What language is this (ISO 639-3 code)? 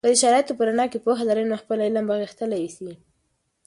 pus